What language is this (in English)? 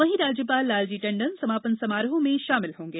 Hindi